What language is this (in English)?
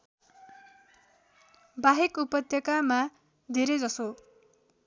Nepali